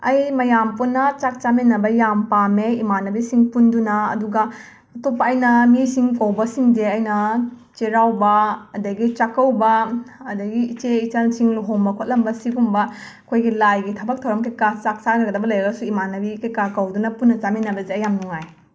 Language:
Manipuri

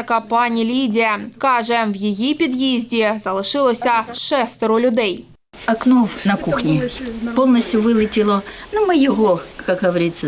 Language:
Ukrainian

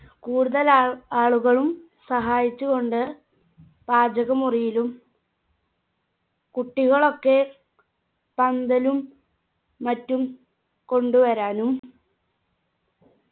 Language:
Malayalam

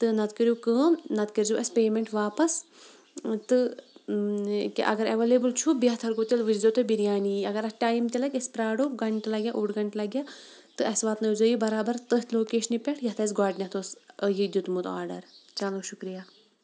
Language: Kashmiri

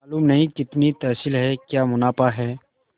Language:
Hindi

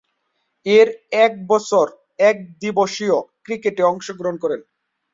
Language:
Bangla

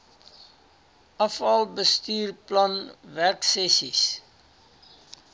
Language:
Afrikaans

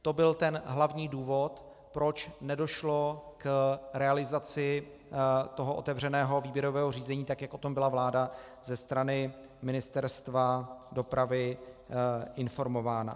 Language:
Czech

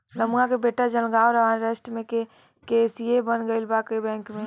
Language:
Bhojpuri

